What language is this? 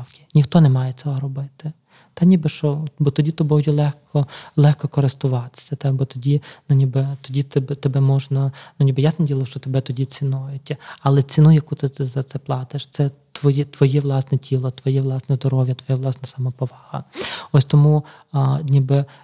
Ukrainian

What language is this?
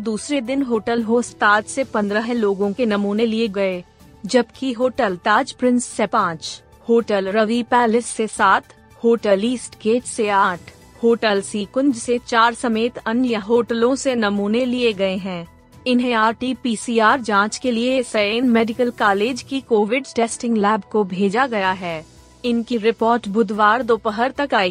Hindi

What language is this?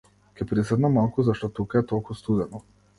Macedonian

